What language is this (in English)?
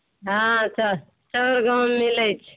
Maithili